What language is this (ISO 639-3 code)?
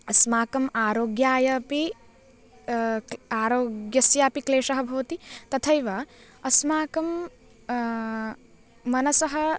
san